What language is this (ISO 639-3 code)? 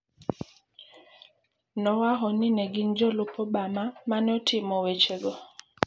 luo